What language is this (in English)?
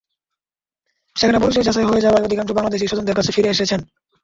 Bangla